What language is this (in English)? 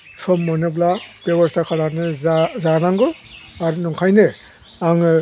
Bodo